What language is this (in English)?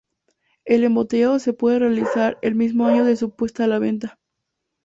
Spanish